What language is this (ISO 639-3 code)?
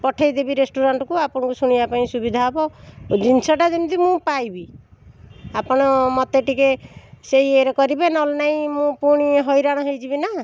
ori